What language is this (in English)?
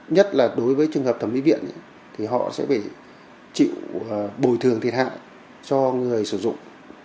Vietnamese